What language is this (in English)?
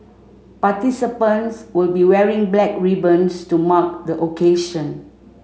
English